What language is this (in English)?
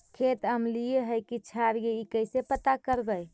Magahi